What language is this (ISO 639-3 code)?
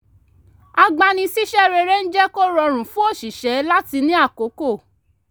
yor